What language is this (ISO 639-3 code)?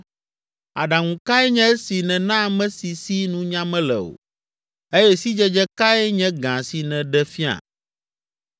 ewe